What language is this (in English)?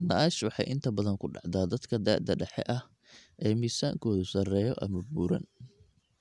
Somali